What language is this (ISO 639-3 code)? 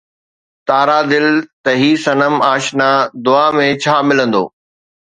snd